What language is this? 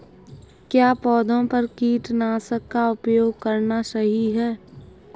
Hindi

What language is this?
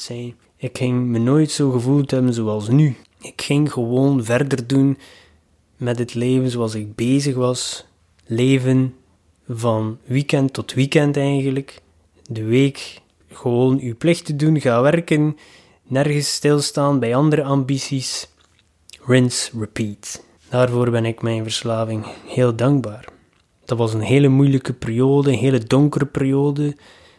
Dutch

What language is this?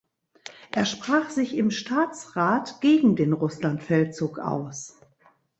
German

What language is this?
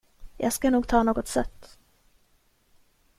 Swedish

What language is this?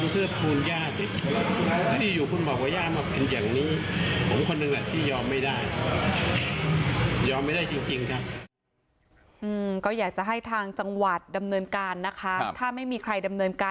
Thai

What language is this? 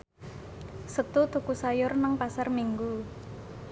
Javanese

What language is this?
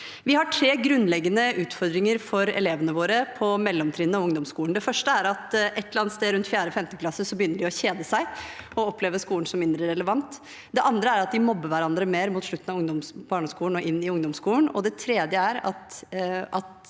Norwegian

